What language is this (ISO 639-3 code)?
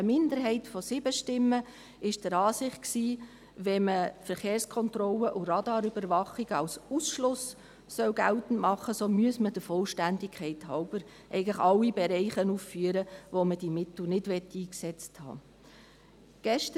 gsw